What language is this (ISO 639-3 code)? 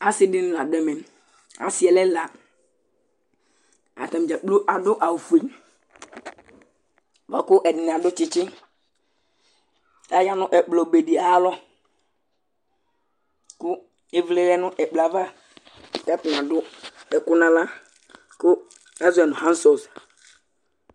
kpo